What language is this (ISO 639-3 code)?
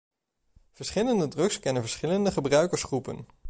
nld